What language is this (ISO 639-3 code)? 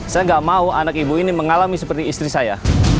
ind